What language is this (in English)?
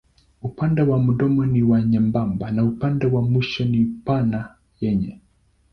Swahili